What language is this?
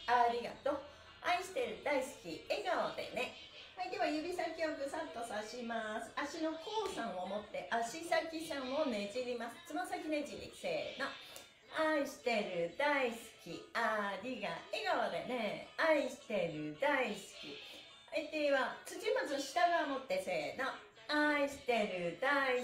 Japanese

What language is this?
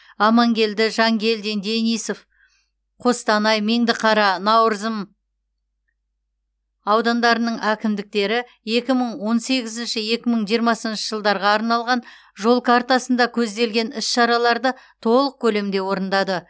Kazakh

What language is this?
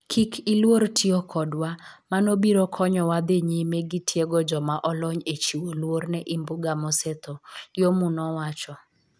Luo (Kenya and Tanzania)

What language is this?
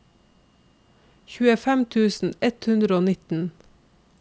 Norwegian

